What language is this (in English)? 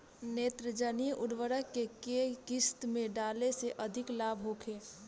Bhojpuri